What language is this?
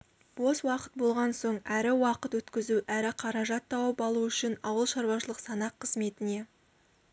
Kazakh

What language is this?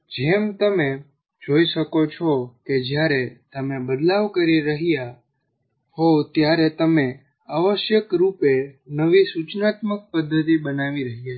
Gujarati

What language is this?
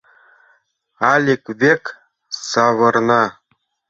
Mari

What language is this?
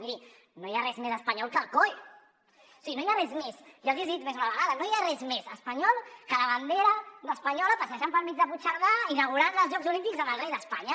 Catalan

